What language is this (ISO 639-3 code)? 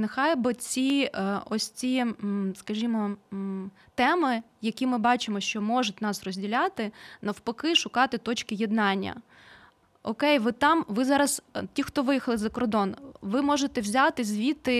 ukr